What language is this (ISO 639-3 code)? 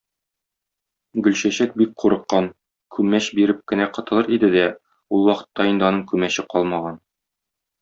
tat